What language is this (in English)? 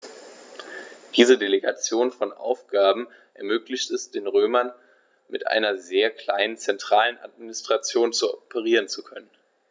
German